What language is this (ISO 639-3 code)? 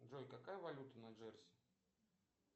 rus